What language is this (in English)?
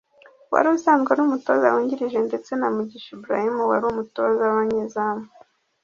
Kinyarwanda